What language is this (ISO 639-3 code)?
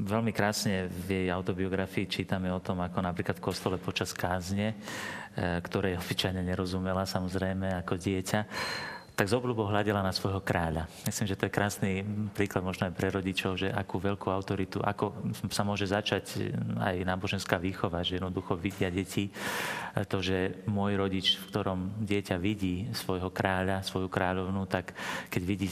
slk